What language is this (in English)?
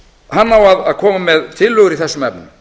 Icelandic